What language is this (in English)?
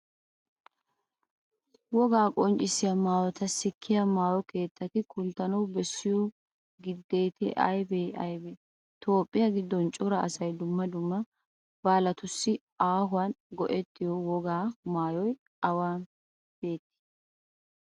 Wolaytta